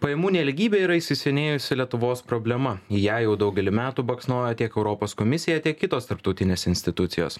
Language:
Lithuanian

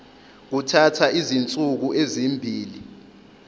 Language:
Zulu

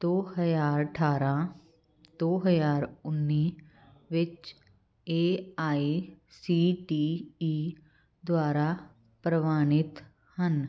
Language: Punjabi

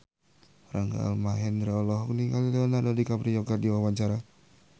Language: Sundanese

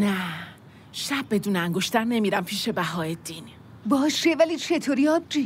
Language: Persian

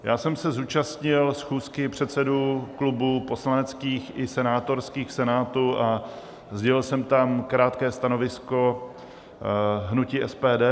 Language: Czech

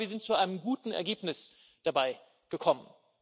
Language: German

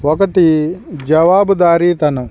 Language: Telugu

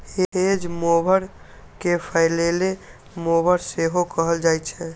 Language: Maithili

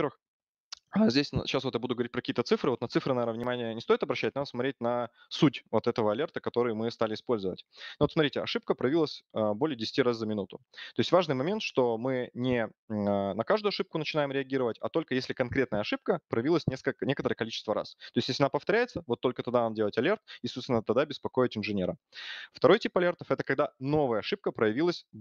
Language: Russian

